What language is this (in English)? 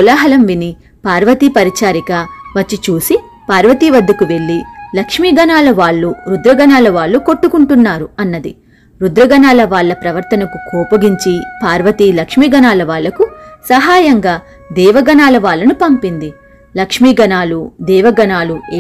Telugu